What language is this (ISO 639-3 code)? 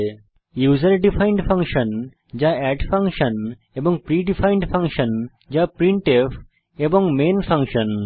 ben